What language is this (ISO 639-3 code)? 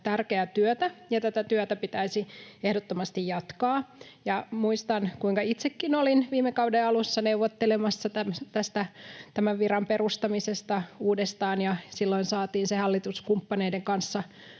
fin